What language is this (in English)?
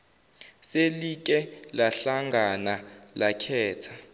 Zulu